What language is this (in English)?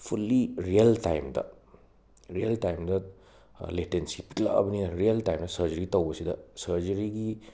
Manipuri